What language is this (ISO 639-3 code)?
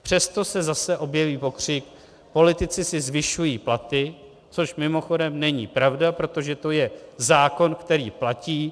ces